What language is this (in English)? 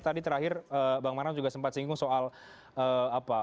Indonesian